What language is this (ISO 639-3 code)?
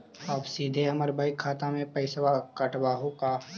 mag